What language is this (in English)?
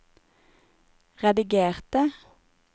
Norwegian